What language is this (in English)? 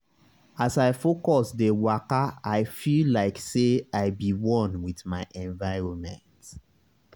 Nigerian Pidgin